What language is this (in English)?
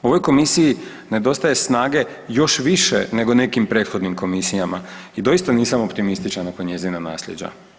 Croatian